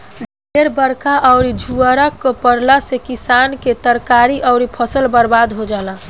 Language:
Bhojpuri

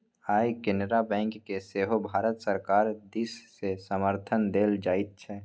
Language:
Maithili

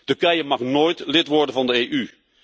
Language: Dutch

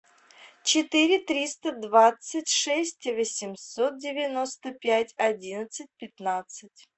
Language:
Russian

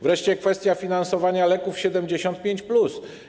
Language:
Polish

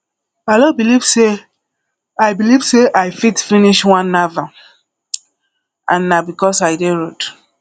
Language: Nigerian Pidgin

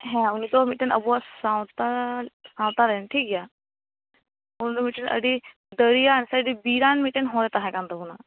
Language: Santali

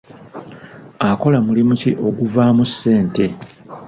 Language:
Ganda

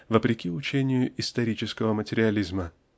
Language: Russian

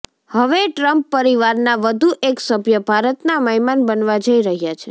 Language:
Gujarati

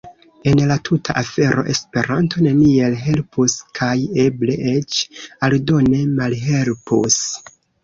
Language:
Esperanto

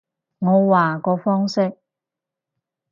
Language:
Cantonese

